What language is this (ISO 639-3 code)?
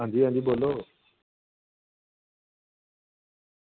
doi